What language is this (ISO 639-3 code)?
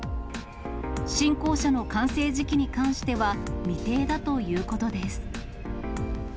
jpn